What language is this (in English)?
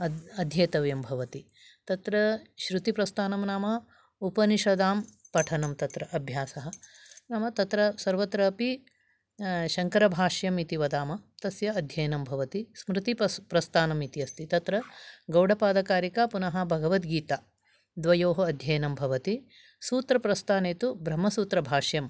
Sanskrit